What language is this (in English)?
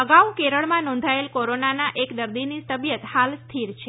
Gujarati